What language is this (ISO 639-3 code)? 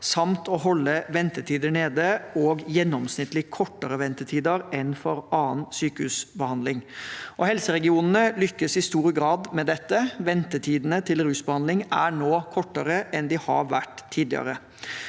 nor